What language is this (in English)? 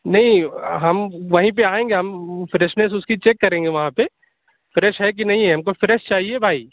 Urdu